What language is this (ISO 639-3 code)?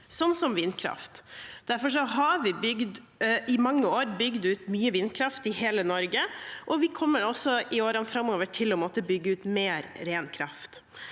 nor